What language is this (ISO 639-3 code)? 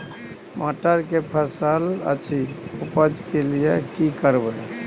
mai